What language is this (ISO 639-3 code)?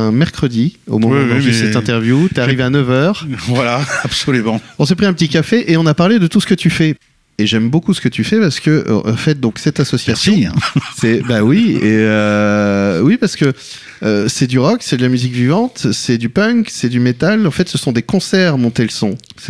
fra